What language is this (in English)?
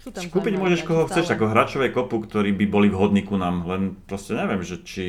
Slovak